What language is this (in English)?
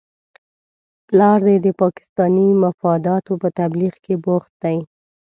Pashto